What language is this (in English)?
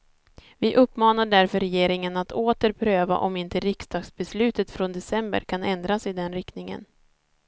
Swedish